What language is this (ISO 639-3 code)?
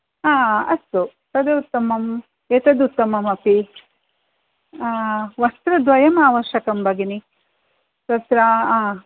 san